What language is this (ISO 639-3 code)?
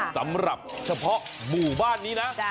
tha